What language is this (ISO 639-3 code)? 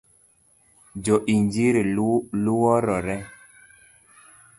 luo